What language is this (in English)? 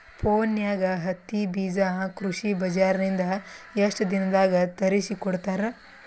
Kannada